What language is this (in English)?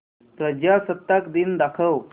Marathi